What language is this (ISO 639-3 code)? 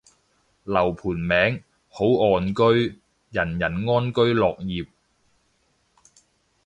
yue